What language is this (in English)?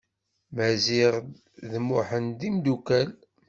Kabyle